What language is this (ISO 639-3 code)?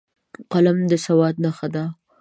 pus